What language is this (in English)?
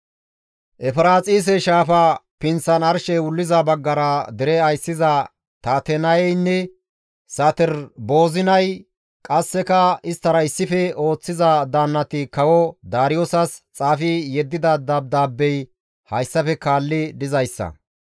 Gamo